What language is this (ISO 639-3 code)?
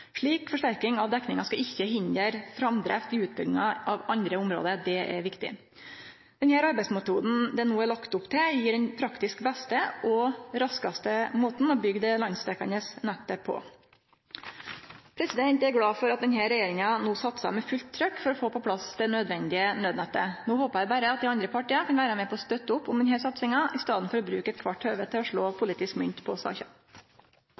nno